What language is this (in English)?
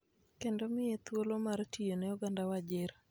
Luo (Kenya and Tanzania)